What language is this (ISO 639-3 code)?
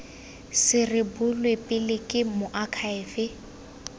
tsn